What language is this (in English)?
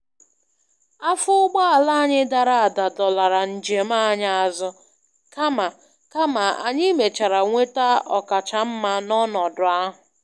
Igbo